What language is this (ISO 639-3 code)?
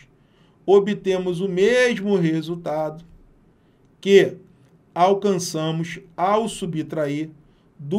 por